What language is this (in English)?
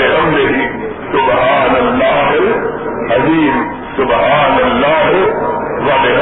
Urdu